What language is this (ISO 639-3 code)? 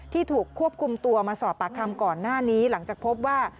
tha